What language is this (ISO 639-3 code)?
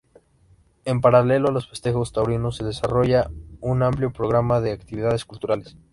spa